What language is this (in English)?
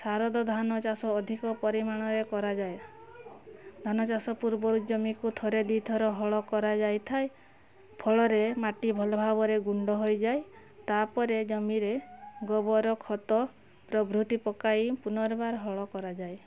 Odia